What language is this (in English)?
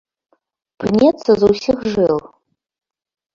Belarusian